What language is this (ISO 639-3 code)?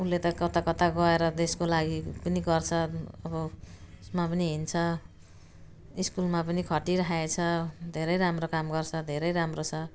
nep